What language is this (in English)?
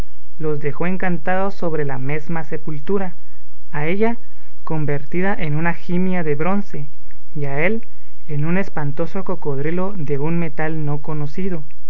Spanish